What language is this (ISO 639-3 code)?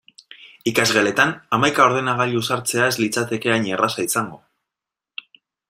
eus